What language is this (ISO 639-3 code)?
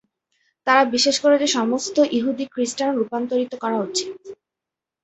ben